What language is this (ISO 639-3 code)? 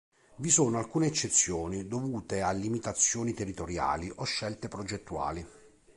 ita